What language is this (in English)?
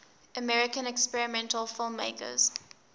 English